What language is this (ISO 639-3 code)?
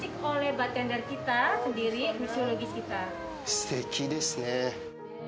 jpn